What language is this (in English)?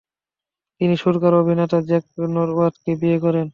Bangla